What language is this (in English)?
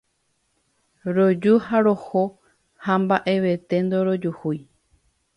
Guarani